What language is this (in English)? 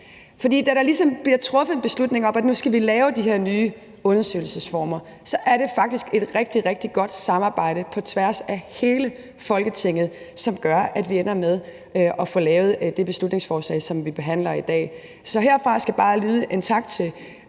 Danish